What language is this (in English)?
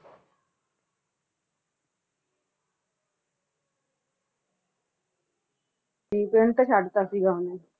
Punjabi